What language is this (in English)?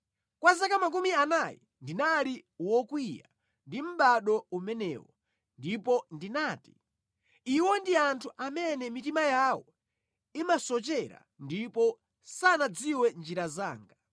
Nyanja